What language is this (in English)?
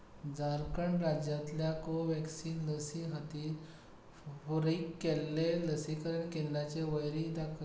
Konkani